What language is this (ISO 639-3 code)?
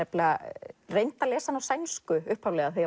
isl